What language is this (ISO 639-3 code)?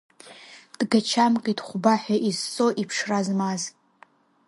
abk